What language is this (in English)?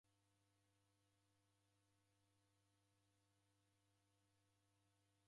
Taita